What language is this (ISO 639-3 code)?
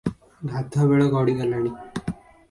ori